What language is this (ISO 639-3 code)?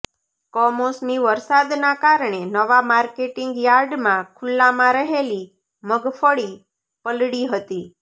guj